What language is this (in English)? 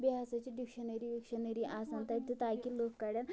Kashmiri